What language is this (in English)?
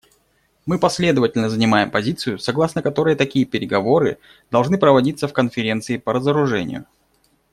Russian